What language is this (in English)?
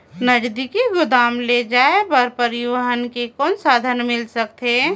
Chhattisgarhi